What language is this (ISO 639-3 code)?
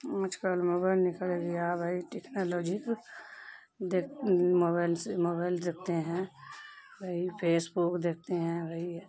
urd